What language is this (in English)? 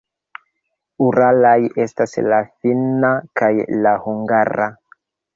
Esperanto